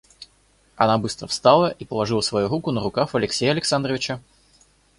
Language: Russian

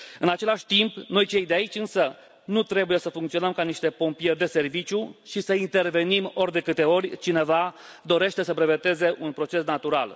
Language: Romanian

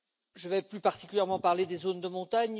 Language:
French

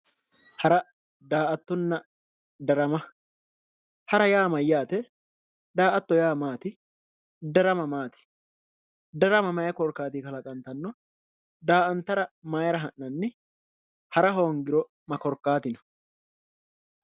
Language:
Sidamo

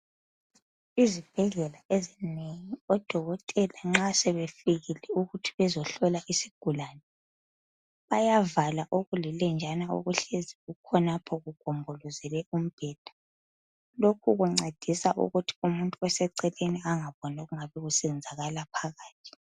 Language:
North Ndebele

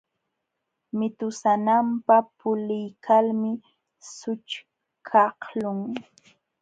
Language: Jauja Wanca Quechua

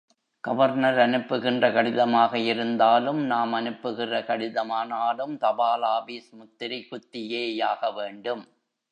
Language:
Tamil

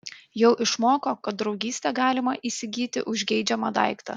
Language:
Lithuanian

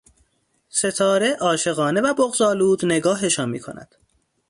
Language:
Persian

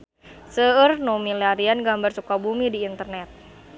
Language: Sundanese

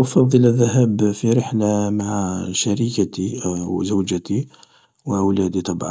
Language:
Algerian Arabic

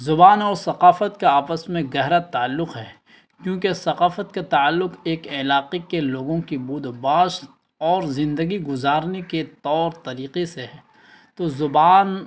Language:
Urdu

